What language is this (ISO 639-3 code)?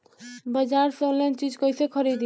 bho